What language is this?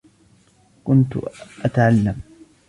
Arabic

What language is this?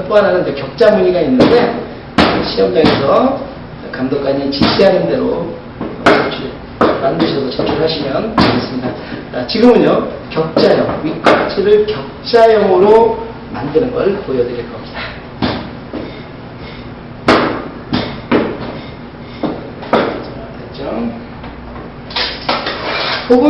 Korean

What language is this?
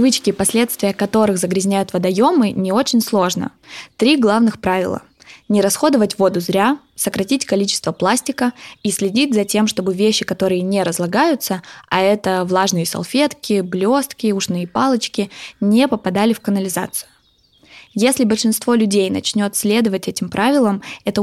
Russian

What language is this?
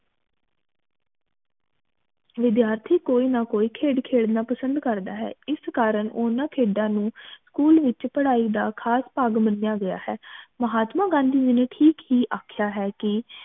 Punjabi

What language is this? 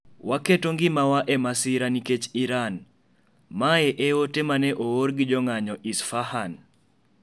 Luo (Kenya and Tanzania)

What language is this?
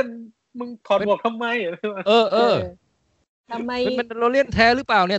Thai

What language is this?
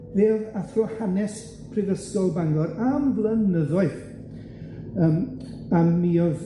Welsh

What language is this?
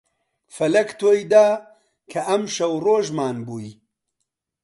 Central Kurdish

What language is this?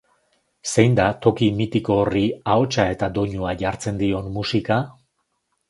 Basque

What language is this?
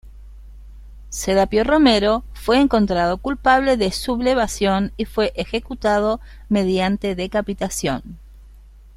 Spanish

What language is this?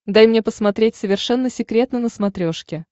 Russian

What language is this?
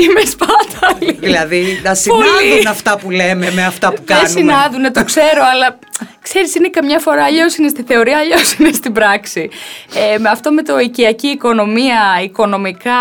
Greek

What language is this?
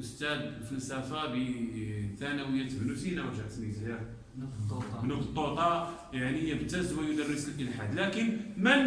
Arabic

